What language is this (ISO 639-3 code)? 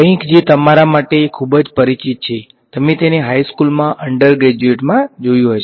guj